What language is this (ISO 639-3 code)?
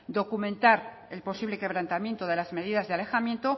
spa